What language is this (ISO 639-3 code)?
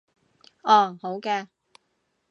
yue